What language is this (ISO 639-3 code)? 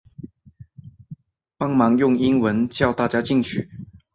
zho